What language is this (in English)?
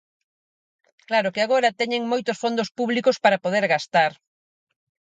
Galician